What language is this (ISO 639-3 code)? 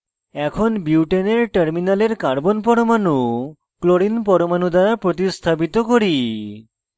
ben